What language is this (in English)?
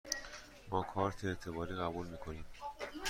Persian